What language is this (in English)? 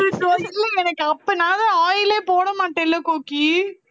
Tamil